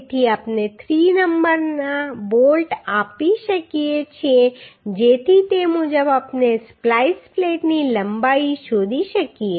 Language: Gujarati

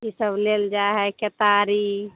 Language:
Maithili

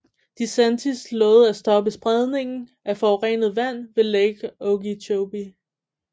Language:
Danish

